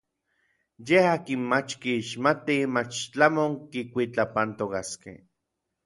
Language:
Orizaba Nahuatl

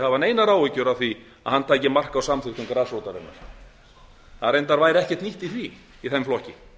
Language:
Icelandic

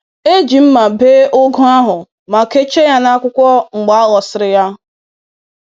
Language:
Igbo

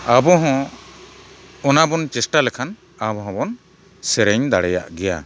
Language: Santali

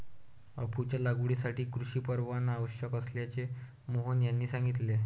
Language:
Marathi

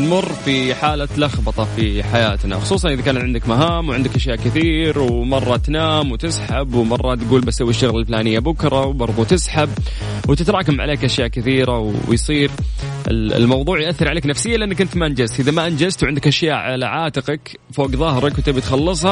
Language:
Arabic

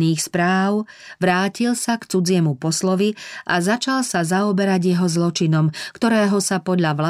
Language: Slovak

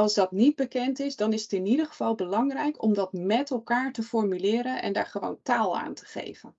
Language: Dutch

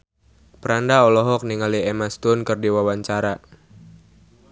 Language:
Sundanese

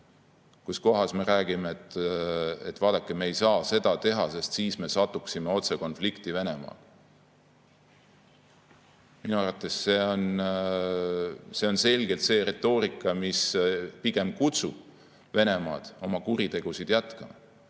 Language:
Estonian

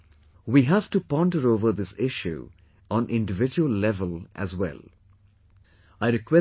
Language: English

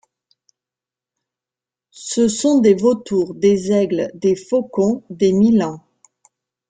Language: French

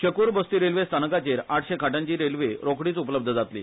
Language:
Konkani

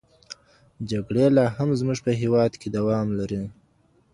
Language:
Pashto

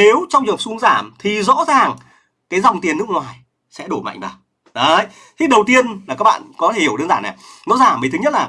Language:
Vietnamese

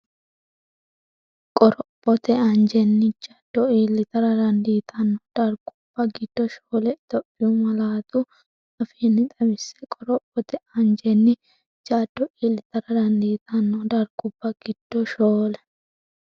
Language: Sidamo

